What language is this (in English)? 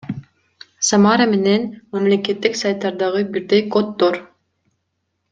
Kyrgyz